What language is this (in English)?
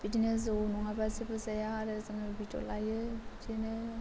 Bodo